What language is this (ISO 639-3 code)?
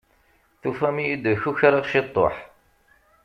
kab